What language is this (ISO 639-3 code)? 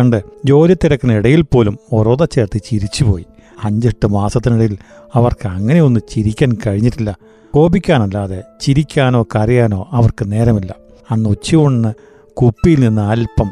mal